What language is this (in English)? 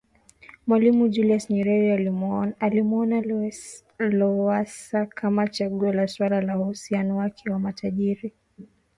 Swahili